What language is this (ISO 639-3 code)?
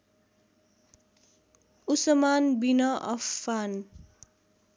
nep